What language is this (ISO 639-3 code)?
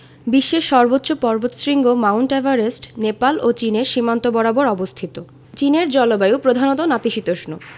ben